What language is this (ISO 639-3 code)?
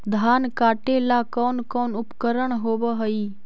mag